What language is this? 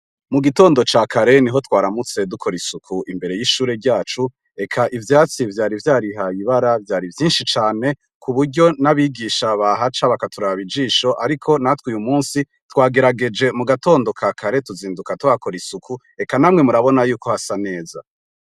Rundi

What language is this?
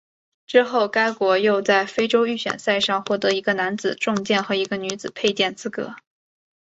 Chinese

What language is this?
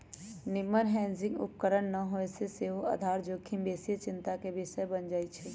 Magahi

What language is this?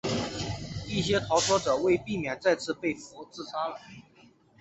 Chinese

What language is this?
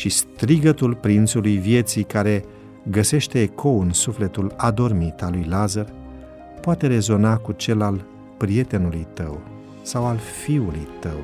Romanian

